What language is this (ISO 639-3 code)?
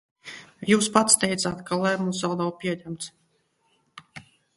lav